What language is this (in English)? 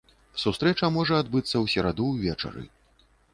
Belarusian